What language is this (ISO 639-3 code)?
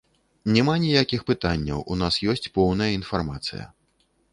bel